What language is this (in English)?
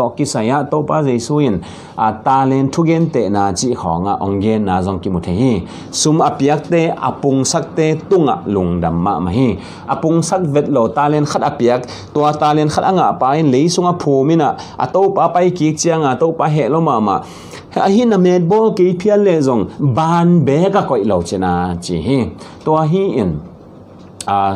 Thai